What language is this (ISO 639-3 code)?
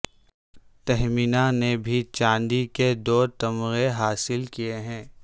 urd